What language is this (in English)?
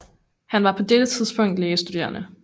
Danish